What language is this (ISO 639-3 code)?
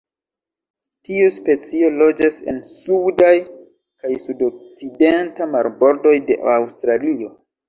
epo